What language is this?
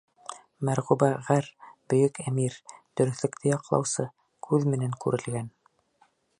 Bashkir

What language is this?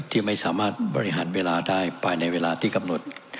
Thai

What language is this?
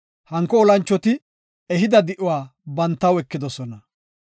Gofa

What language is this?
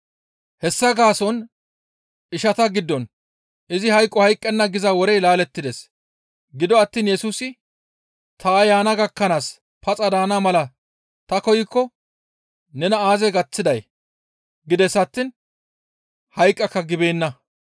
Gamo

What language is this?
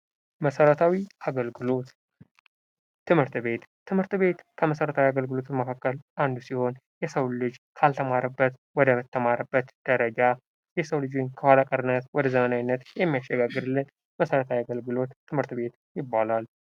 Amharic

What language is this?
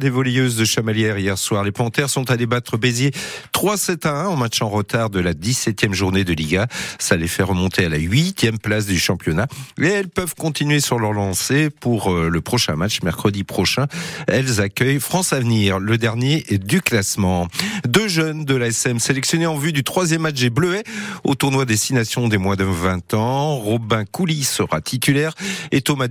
French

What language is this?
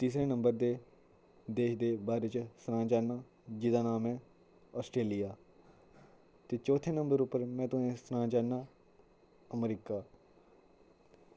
Dogri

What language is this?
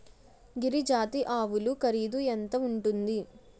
Telugu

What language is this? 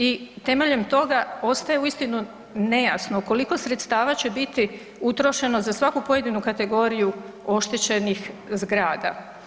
Croatian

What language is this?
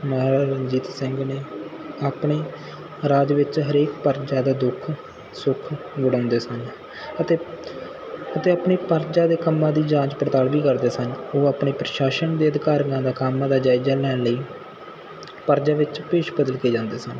Punjabi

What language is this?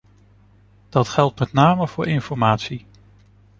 Dutch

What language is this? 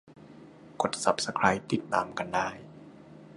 Thai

